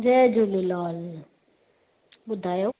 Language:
Sindhi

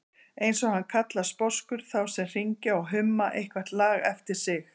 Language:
Icelandic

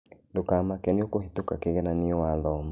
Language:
Kikuyu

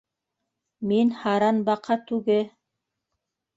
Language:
Bashkir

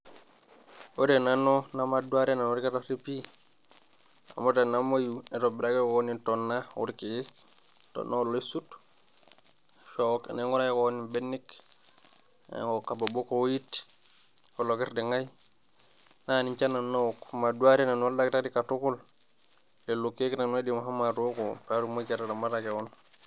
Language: Masai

